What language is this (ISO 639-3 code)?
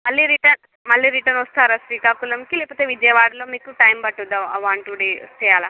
tel